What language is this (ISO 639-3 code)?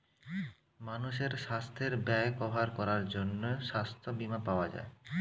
ben